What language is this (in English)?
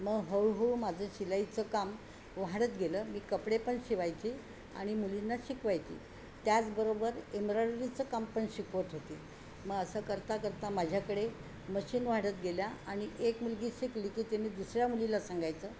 Marathi